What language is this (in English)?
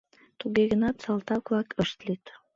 Mari